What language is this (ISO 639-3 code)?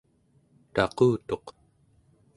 esu